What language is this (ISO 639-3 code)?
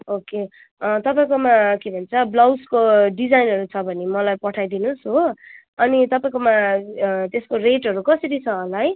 nep